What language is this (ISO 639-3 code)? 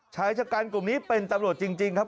tha